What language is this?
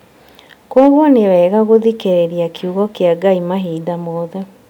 Kikuyu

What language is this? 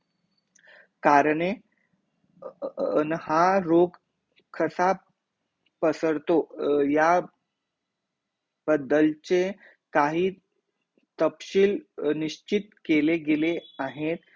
Marathi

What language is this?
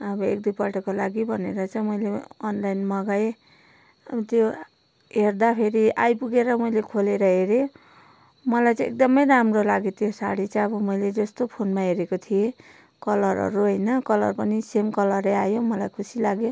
Nepali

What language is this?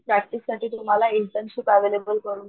Marathi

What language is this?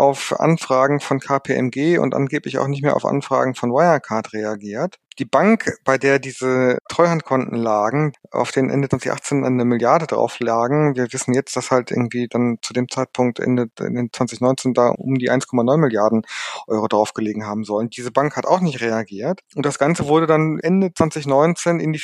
German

